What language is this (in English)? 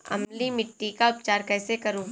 Hindi